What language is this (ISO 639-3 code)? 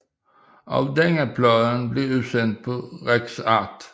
dan